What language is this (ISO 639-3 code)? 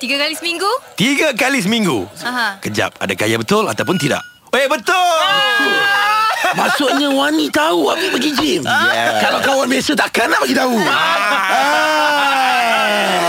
msa